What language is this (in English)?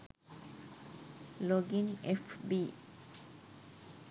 Sinhala